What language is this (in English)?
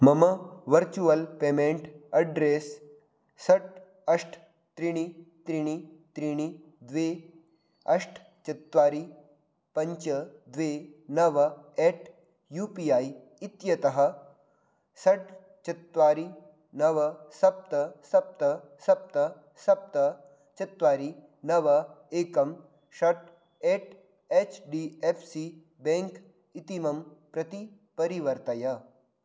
Sanskrit